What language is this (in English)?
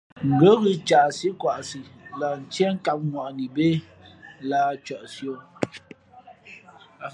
Fe'fe'